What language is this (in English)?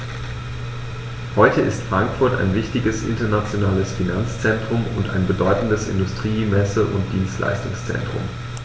German